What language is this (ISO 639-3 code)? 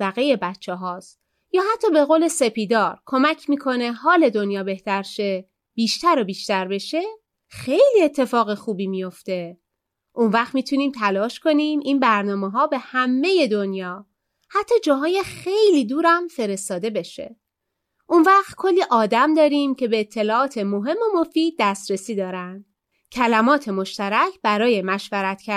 fas